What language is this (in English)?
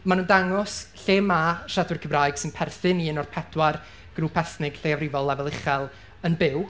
Welsh